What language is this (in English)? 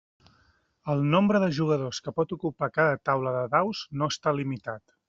Catalan